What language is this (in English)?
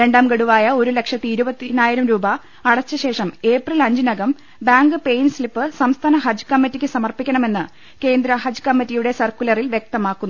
Malayalam